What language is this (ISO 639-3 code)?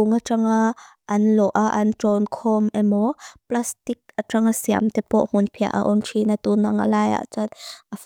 lus